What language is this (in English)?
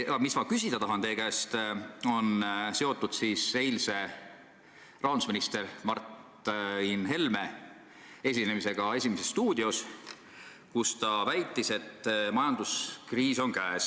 Estonian